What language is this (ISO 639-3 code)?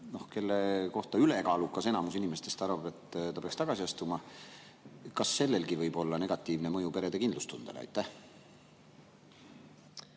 est